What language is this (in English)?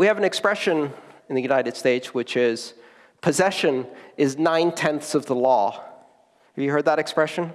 English